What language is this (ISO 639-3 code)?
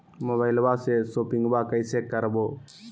mag